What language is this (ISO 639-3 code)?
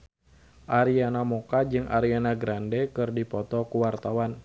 sun